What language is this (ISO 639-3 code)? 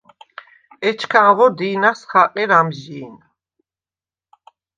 sva